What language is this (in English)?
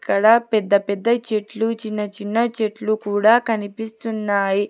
Telugu